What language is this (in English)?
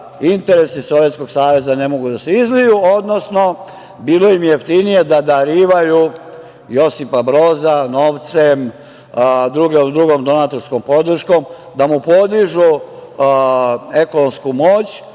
Serbian